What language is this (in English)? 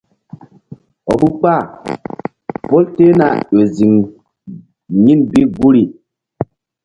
Mbum